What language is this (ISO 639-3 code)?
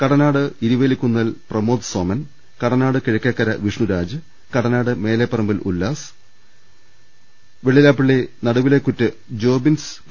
mal